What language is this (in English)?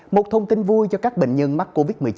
Vietnamese